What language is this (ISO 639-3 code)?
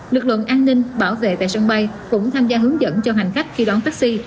vie